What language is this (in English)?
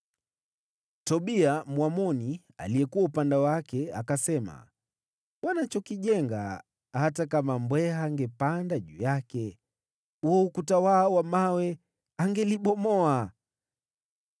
Swahili